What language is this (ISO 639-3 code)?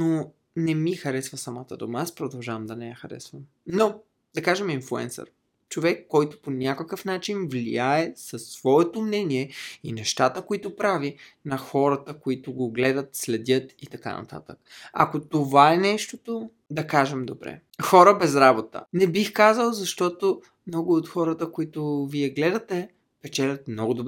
bul